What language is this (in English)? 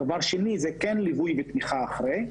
Hebrew